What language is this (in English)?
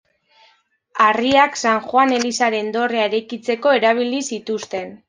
Basque